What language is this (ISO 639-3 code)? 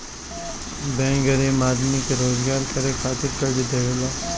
bho